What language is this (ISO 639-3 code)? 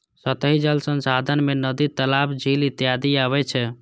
mai